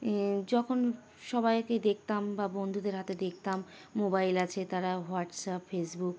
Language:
Bangla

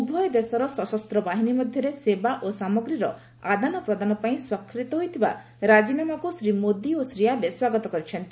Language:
Odia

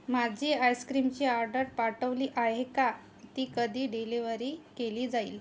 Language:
Marathi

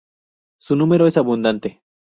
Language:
Spanish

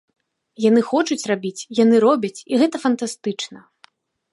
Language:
Belarusian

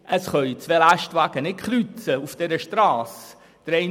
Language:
Swiss German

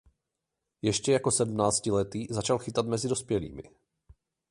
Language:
Czech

